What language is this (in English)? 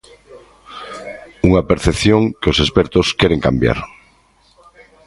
Galician